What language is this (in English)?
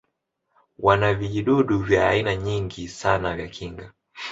Swahili